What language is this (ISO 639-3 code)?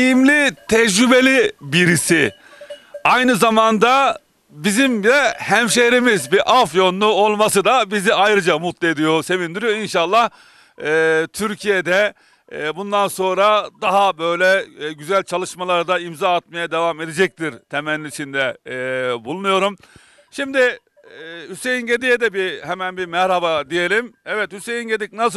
tur